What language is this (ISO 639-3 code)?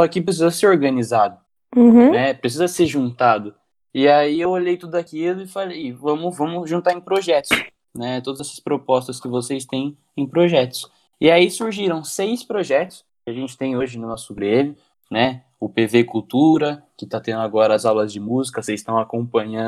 por